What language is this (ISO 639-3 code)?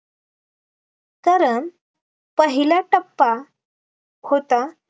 mar